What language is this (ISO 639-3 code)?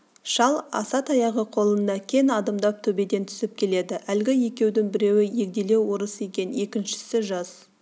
kaz